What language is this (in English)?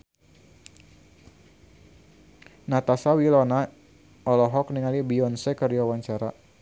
Sundanese